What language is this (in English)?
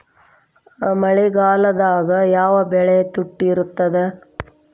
Kannada